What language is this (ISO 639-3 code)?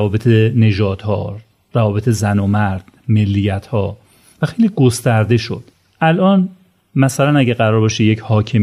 fas